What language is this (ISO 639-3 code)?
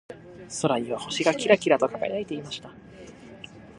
jpn